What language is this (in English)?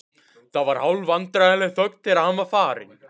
Icelandic